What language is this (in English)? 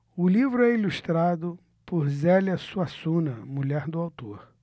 Portuguese